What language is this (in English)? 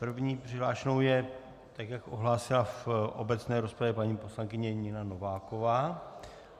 Czech